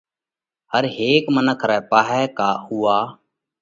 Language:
Parkari Koli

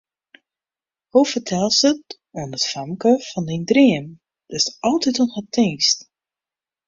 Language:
Western Frisian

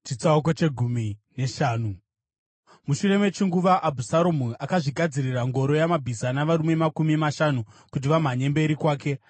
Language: Shona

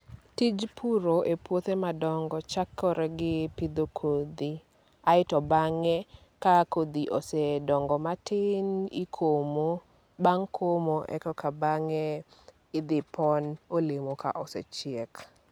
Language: Luo (Kenya and Tanzania)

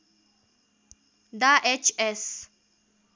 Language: Nepali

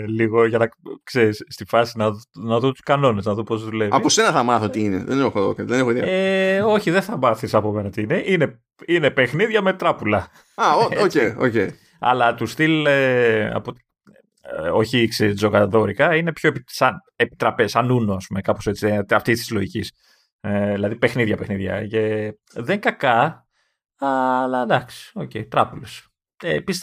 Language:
Greek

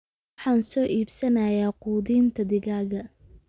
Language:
Somali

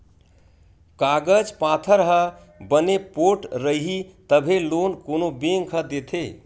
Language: Chhattisgarhi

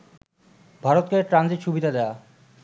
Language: Bangla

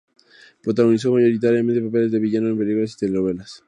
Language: Spanish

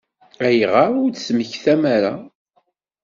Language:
Kabyle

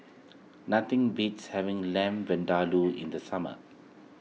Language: English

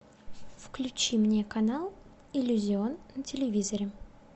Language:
Russian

